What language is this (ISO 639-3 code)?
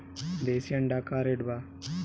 bho